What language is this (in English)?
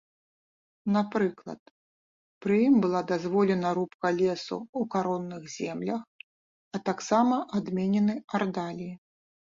Belarusian